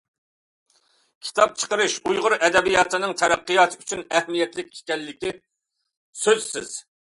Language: Uyghur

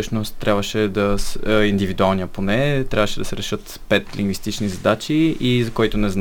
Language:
Bulgarian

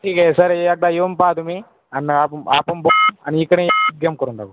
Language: Marathi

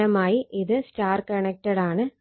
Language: Malayalam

